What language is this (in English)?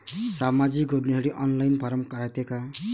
Marathi